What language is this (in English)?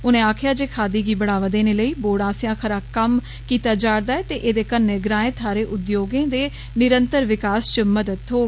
Dogri